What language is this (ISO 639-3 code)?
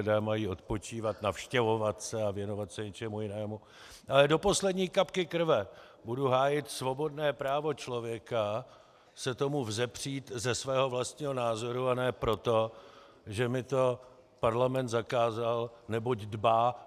ces